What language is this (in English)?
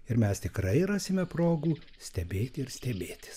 Lithuanian